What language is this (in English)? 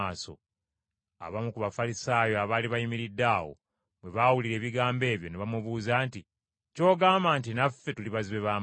Ganda